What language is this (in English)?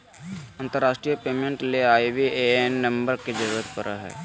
Magahi